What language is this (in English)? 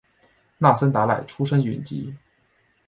Chinese